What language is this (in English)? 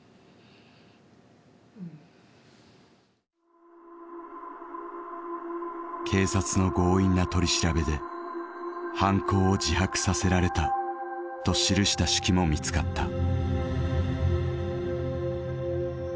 Japanese